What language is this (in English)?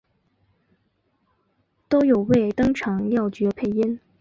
Chinese